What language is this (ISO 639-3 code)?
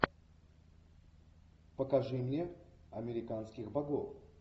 rus